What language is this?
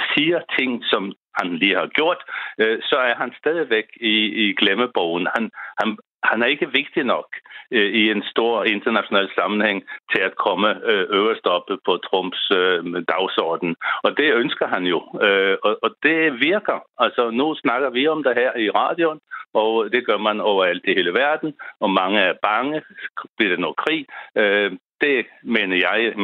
Danish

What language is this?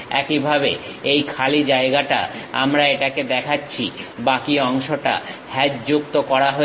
Bangla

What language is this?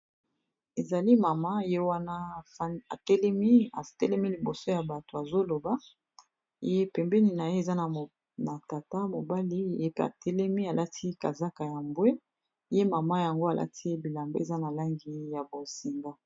Lingala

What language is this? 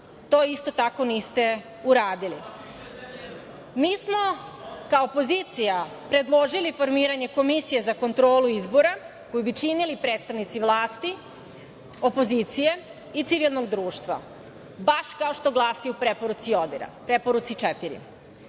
Serbian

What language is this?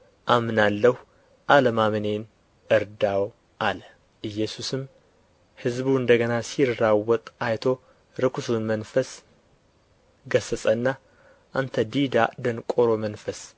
Amharic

